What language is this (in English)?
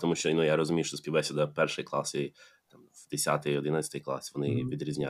Ukrainian